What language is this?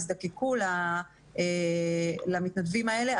Hebrew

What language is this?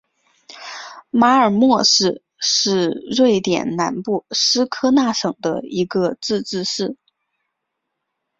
Chinese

